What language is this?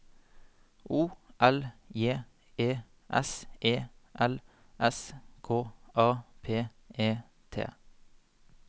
Norwegian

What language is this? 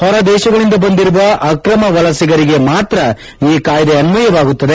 Kannada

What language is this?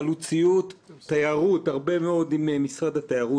Hebrew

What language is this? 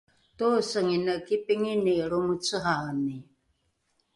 Rukai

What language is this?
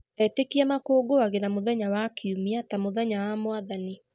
Kikuyu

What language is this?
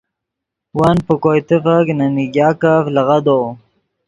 Yidgha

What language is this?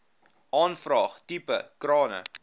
Afrikaans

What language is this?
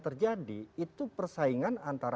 Indonesian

